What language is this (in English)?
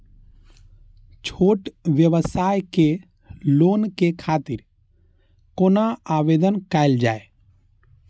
Maithili